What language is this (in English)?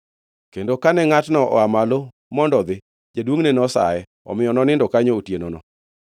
Luo (Kenya and Tanzania)